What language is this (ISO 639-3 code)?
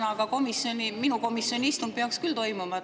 est